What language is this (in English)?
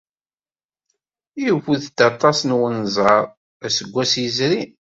Kabyle